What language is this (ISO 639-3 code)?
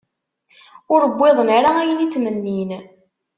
kab